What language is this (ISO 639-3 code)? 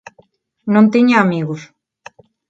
glg